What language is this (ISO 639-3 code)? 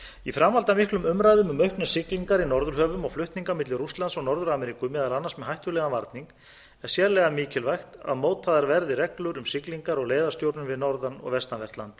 isl